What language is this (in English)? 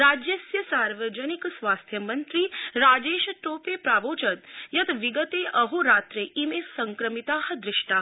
Sanskrit